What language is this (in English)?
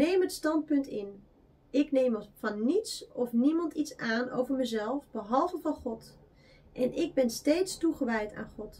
Dutch